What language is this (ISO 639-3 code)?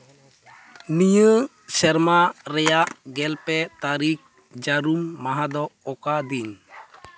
sat